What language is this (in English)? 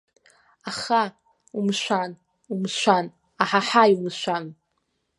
Abkhazian